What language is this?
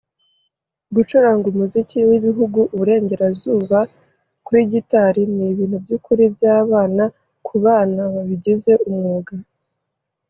Kinyarwanda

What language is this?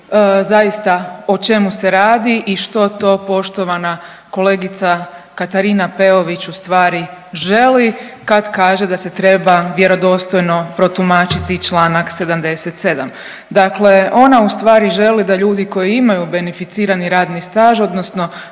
Croatian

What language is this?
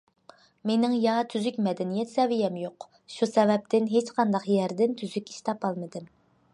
Uyghur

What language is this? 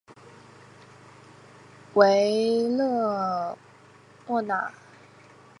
Chinese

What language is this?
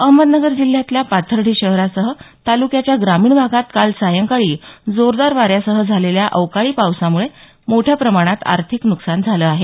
Marathi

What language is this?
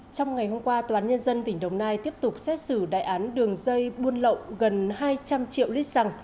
Vietnamese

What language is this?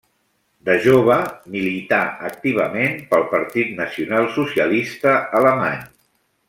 Catalan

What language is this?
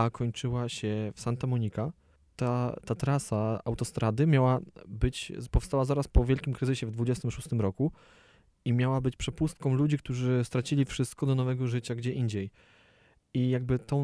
Polish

